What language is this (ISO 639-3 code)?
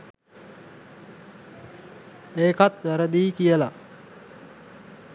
sin